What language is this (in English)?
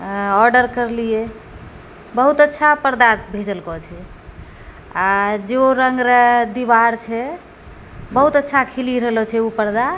Maithili